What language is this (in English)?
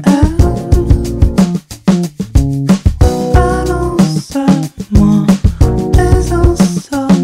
French